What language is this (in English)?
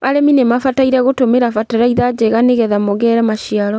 Kikuyu